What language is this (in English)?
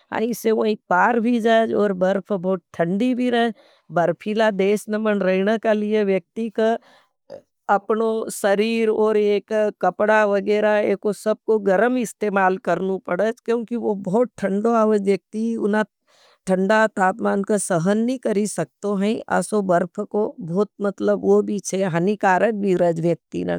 Nimadi